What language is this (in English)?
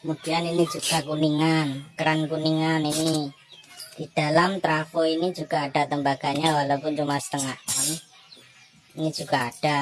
Indonesian